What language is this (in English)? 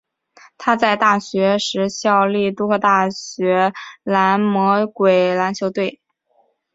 Chinese